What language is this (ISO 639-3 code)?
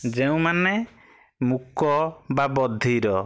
ori